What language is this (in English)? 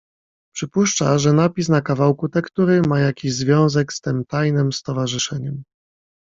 Polish